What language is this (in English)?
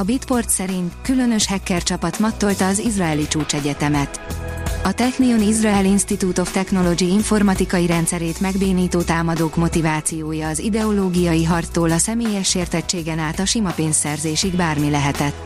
Hungarian